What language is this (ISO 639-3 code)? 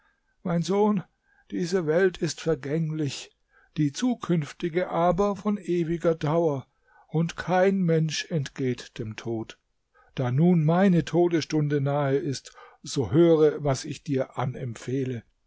deu